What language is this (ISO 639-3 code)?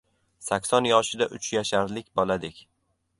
uzb